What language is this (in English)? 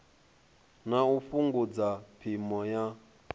Venda